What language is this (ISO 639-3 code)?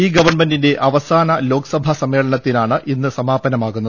mal